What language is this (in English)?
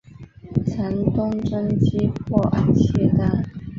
Chinese